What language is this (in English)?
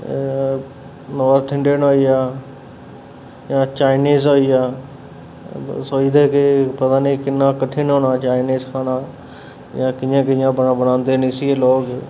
Dogri